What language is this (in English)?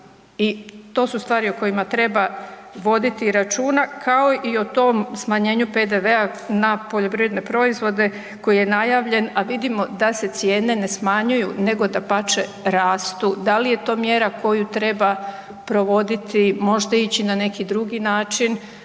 Croatian